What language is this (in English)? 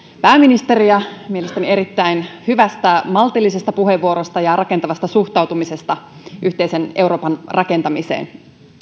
Finnish